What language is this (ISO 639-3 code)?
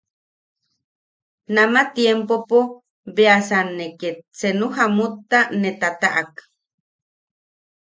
yaq